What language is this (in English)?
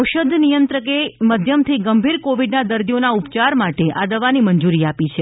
Gujarati